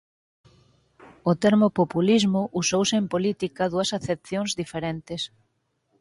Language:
Galician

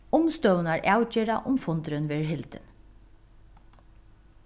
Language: Faroese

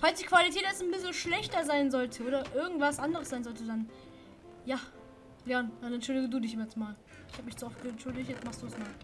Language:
German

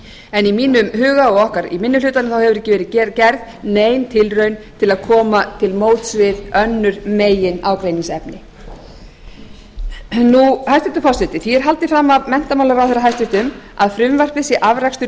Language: Icelandic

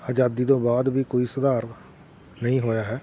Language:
Punjabi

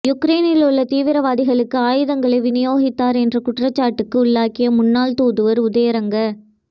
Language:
Tamil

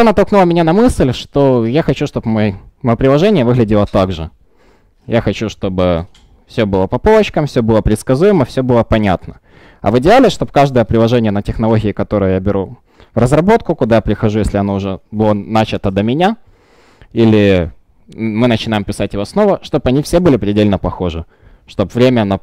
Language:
Russian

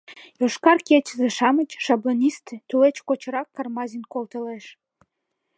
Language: Mari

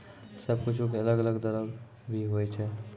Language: Maithili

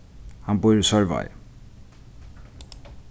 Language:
Faroese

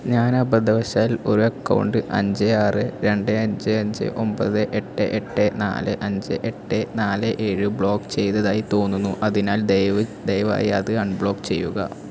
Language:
Malayalam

